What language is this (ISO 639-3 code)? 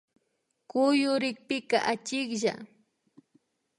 qvi